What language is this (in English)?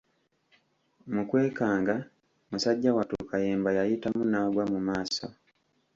Ganda